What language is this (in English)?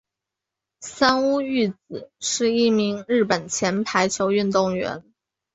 Chinese